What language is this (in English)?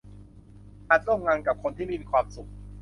Thai